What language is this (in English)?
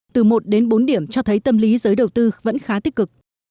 Vietnamese